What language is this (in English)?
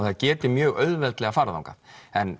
Icelandic